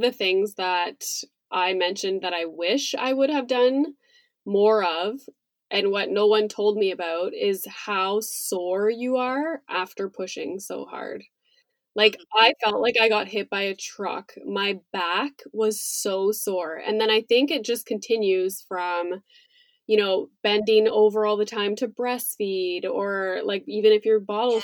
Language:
English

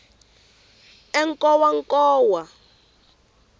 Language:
Tsonga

